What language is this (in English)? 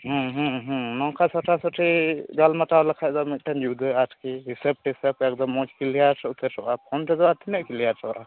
Santali